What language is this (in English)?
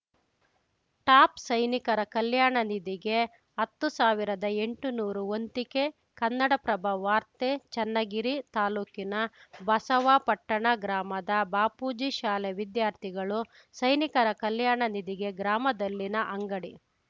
Kannada